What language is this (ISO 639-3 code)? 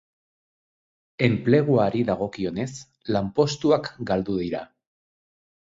eus